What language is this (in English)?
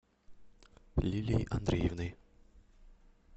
Russian